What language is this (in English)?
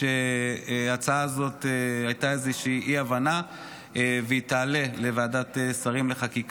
Hebrew